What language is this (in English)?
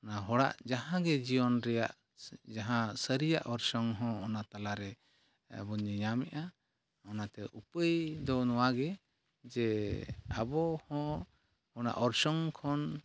Santali